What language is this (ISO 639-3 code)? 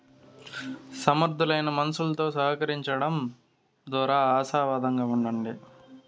tel